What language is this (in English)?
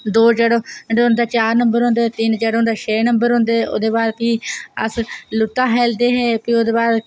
Dogri